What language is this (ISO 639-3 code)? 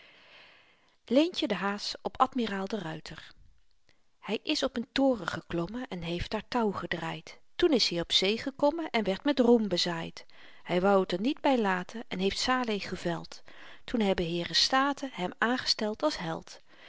nld